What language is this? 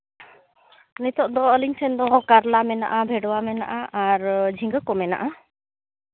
Santali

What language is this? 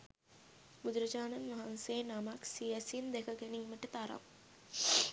Sinhala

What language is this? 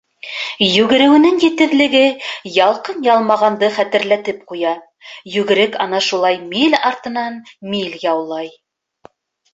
Bashkir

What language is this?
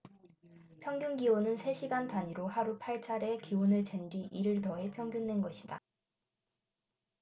Korean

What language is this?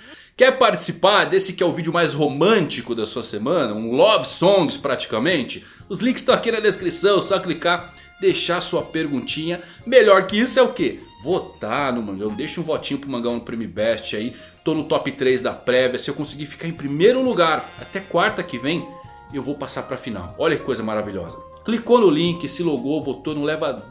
Portuguese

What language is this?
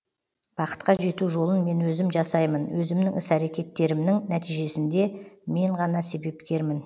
Kazakh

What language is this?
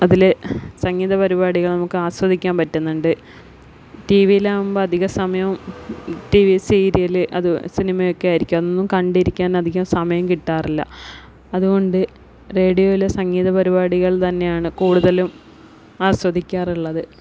Malayalam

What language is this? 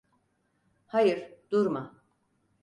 Turkish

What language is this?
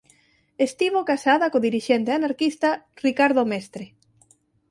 Galician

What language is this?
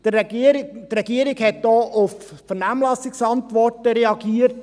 Swiss German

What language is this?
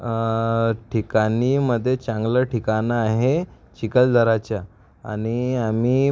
Marathi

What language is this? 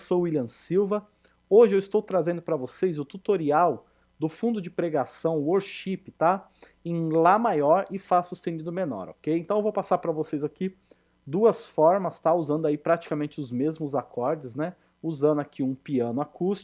Portuguese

